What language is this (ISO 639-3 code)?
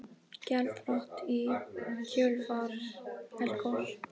isl